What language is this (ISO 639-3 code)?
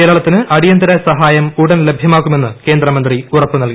mal